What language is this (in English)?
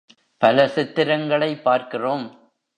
Tamil